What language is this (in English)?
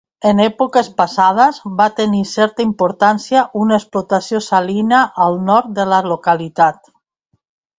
Catalan